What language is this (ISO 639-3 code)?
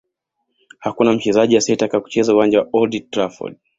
swa